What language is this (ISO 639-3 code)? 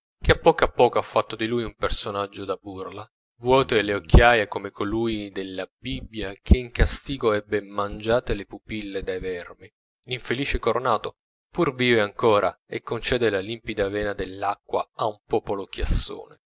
ita